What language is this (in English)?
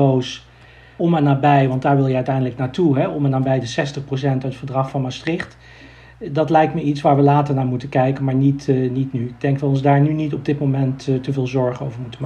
Dutch